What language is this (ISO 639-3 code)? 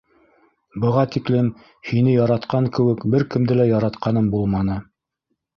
bak